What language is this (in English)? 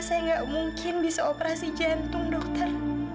Indonesian